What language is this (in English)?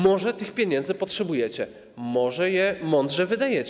Polish